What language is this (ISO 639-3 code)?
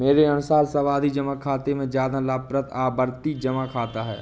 hin